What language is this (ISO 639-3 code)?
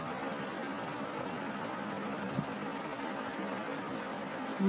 tel